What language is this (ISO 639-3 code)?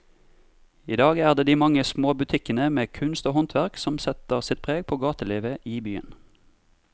nor